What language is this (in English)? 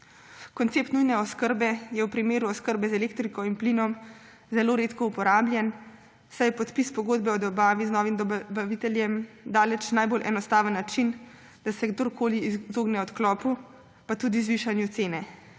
Slovenian